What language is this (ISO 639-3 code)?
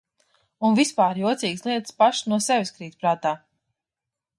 lav